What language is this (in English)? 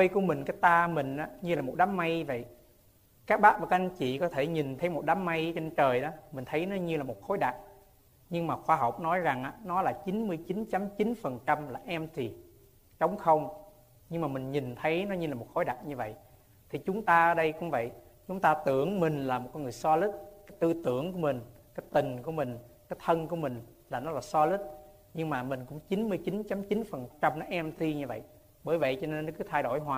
Vietnamese